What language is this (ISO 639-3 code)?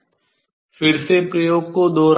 hin